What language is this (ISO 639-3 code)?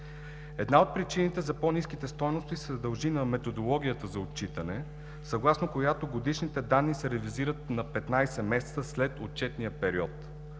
bul